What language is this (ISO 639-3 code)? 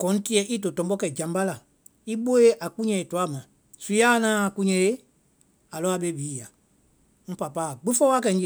vai